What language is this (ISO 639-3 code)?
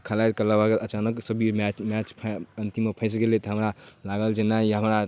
mai